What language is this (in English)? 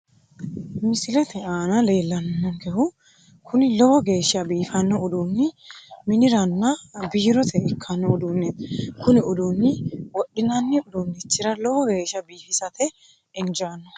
Sidamo